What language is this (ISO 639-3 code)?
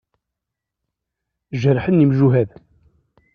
kab